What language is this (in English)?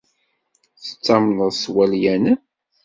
Kabyle